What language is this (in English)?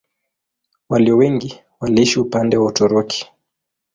Swahili